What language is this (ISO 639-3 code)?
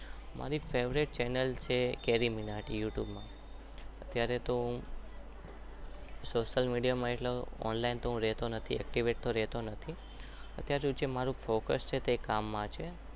guj